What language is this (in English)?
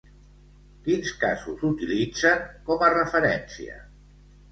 Catalan